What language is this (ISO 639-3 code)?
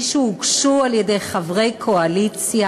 heb